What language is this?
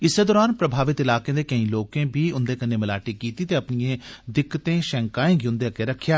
Dogri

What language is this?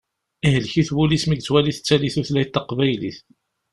Kabyle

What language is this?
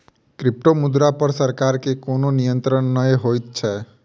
Maithili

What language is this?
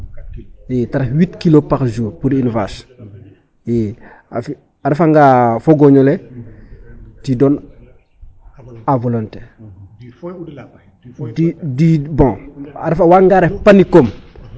Serer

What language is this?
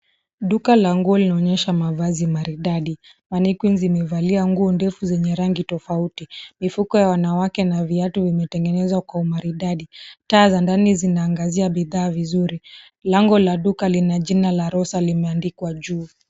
Swahili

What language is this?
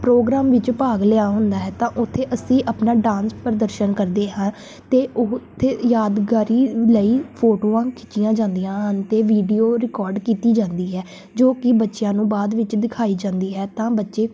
Punjabi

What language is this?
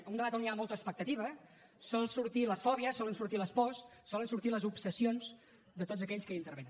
Catalan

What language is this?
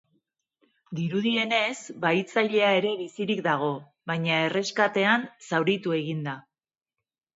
Basque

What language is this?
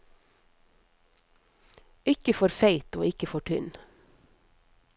Norwegian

